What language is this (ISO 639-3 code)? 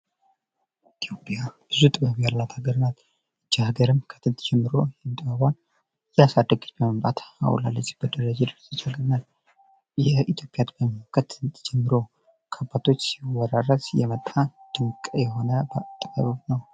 amh